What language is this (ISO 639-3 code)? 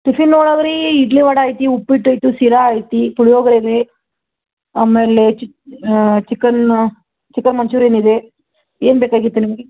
kan